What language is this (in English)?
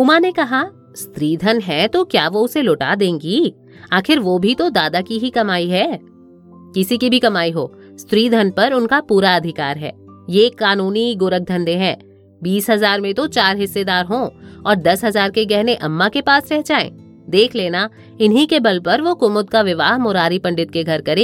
Hindi